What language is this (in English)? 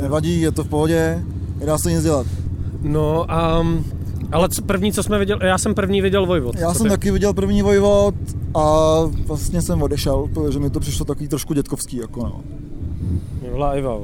Czech